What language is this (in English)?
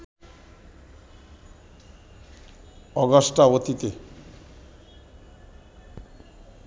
Bangla